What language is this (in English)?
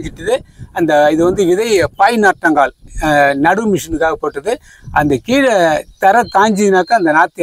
Korean